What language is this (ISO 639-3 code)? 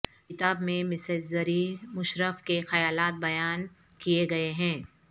urd